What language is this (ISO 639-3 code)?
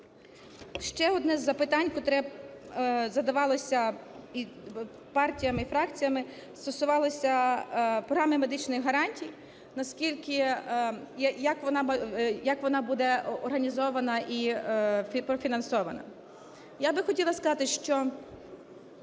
ukr